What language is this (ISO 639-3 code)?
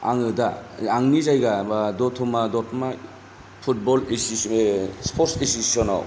brx